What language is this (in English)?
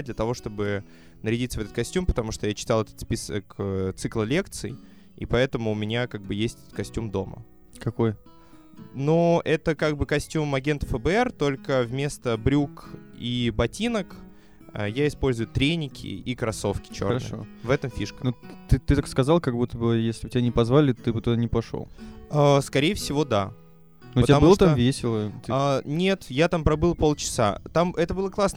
Russian